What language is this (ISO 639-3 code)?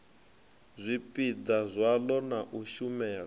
ven